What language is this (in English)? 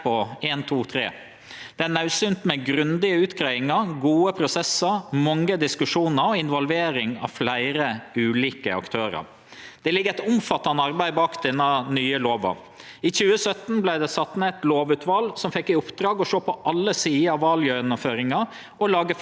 Norwegian